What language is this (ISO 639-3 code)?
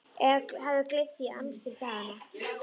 isl